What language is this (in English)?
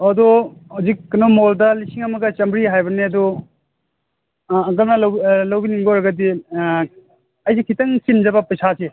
Manipuri